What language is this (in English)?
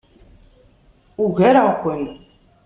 Kabyle